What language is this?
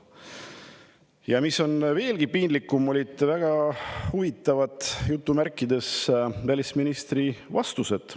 Estonian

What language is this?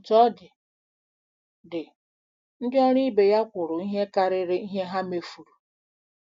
Igbo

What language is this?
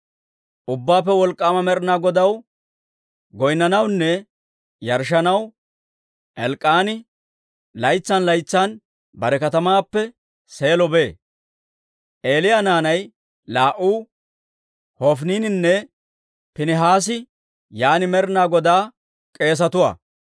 Dawro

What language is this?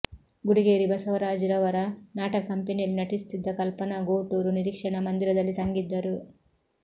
Kannada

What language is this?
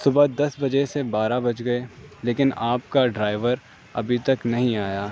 Urdu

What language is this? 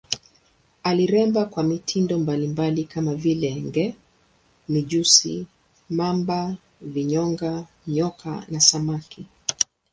Swahili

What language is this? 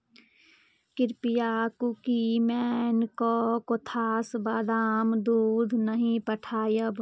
Maithili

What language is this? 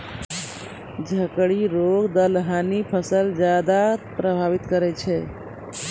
Maithili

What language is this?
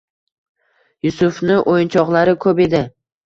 Uzbek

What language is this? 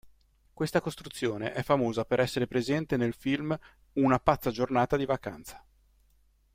Italian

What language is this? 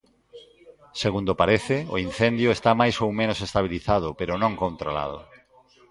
Galician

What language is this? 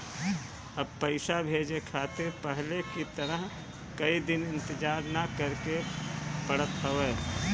Bhojpuri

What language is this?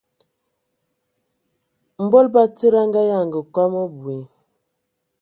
Ewondo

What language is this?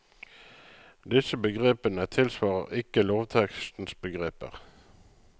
Norwegian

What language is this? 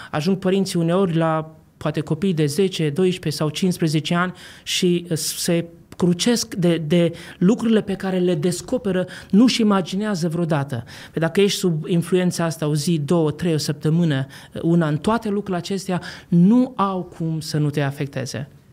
Romanian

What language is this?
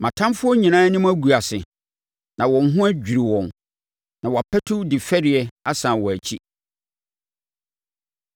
Akan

